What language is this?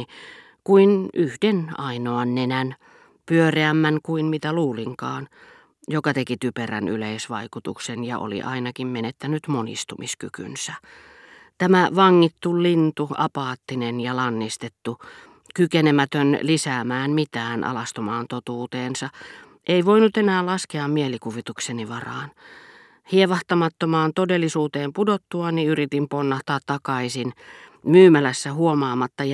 Finnish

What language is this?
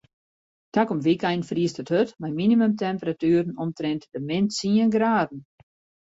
Western Frisian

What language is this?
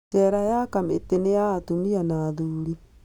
Kikuyu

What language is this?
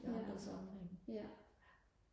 Danish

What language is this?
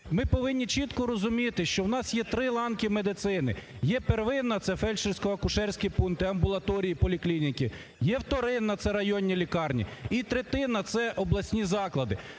Ukrainian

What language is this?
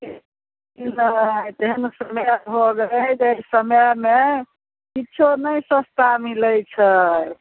Maithili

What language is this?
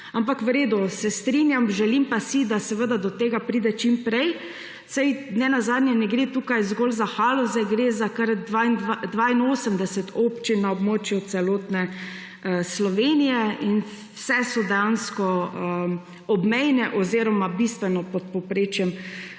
Slovenian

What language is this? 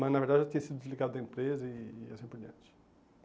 Portuguese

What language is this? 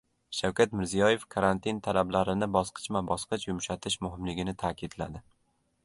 Uzbek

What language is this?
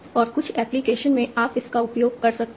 Hindi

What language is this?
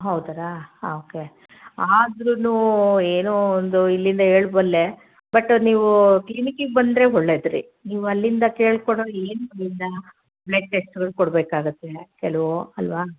Kannada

